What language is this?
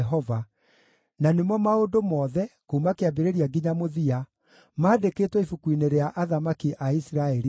Kikuyu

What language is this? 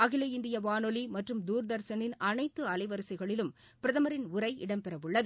Tamil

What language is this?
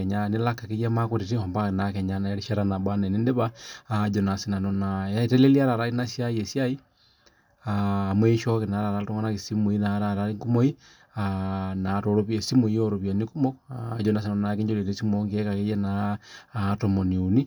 Masai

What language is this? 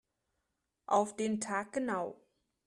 German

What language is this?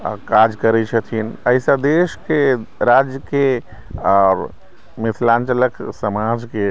Maithili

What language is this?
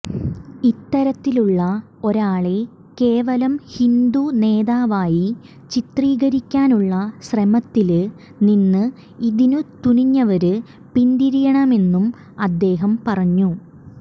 Malayalam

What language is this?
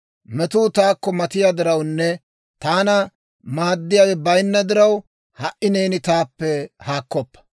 Dawro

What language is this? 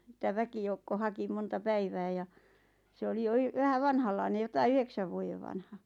Finnish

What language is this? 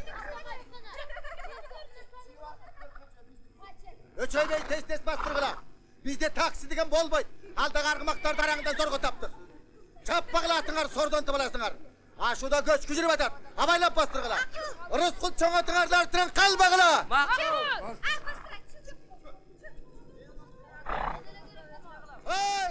Turkish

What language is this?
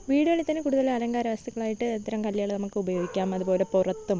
Malayalam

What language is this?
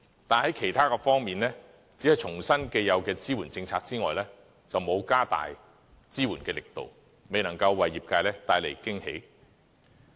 Cantonese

